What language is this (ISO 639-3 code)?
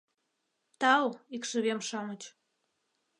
chm